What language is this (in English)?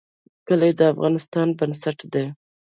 Pashto